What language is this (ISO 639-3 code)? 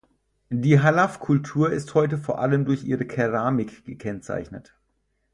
deu